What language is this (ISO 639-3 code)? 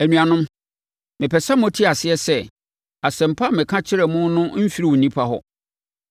aka